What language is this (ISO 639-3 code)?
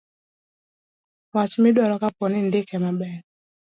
luo